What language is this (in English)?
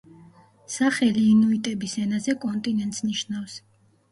Georgian